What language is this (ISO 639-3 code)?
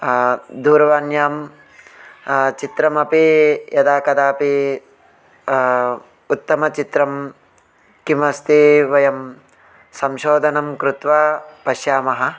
san